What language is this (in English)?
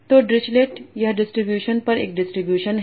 Hindi